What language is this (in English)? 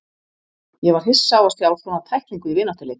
Icelandic